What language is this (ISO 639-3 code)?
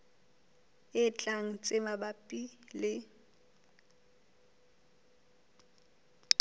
sot